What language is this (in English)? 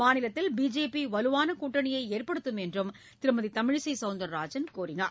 Tamil